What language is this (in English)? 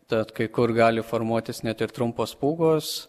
Lithuanian